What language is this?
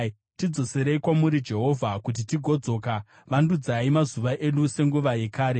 Shona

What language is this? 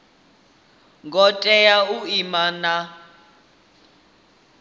Venda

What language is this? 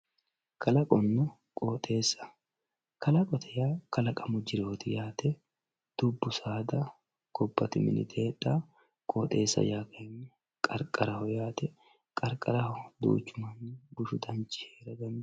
Sidamo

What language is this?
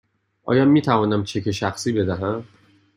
Persian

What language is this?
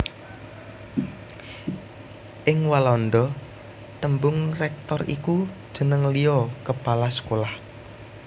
Javanese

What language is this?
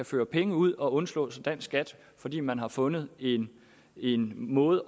Danish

